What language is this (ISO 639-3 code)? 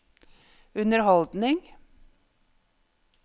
nor